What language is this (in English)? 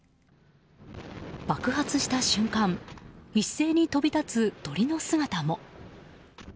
Japanese